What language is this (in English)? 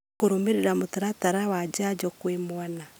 Kikuyu